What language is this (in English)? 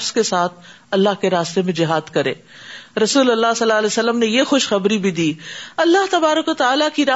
Urdu